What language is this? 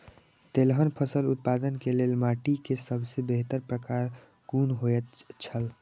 Maithili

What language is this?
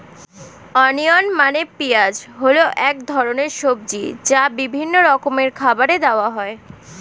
Bangla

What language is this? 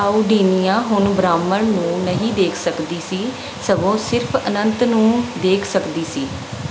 Punjabi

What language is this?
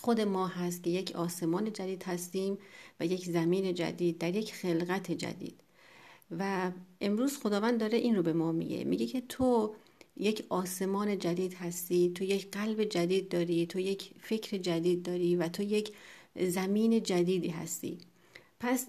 Persian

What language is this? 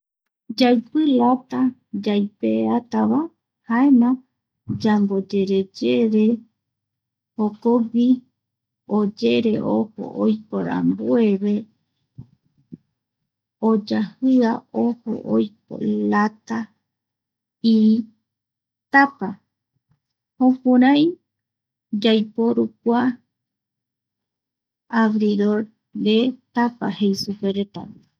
Eastern Bolivian Guaraní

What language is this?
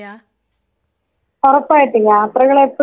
Malayalam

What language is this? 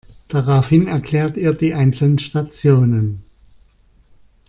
German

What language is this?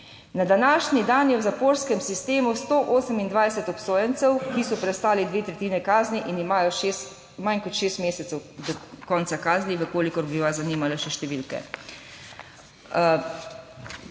Slovenian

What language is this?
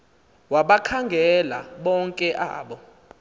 Xhosa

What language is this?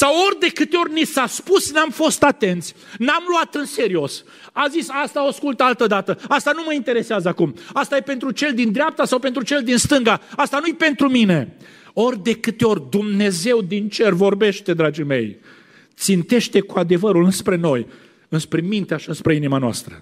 Romanian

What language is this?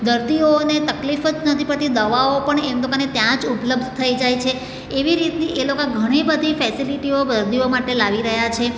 Gujarati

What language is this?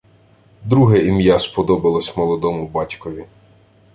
Ukrainian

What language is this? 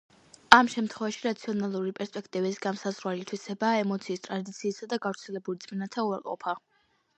Georgian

